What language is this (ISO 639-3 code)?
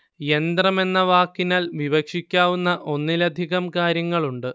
mal